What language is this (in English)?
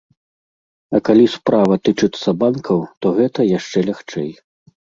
Belarusian